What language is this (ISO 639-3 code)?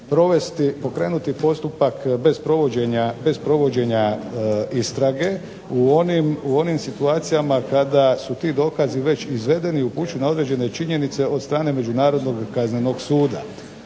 hrv